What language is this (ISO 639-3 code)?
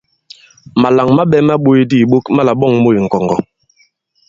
abb